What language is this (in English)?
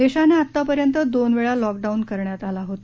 Marathi